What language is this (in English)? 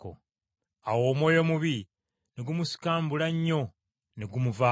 Ganda